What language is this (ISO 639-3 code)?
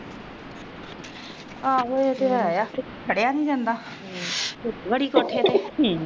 pan